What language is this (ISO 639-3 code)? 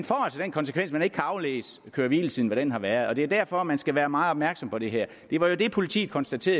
dan